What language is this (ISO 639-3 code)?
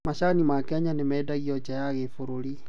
kik